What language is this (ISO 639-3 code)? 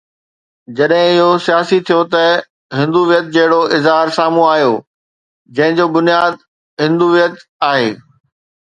snd